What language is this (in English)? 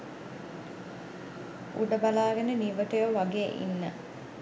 Sinhala